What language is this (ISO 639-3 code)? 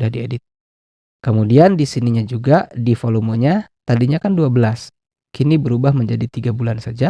ind